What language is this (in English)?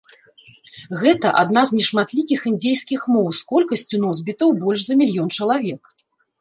Belarusian